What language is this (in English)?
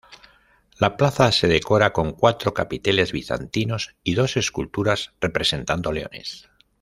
Spanish